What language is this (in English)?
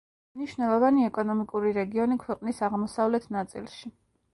Georgian